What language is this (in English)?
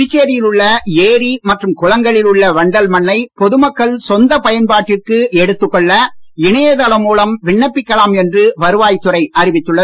Tamil